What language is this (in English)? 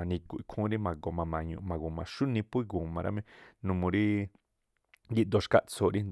Tlacoapa Me'phaa